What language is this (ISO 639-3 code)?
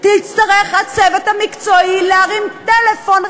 heb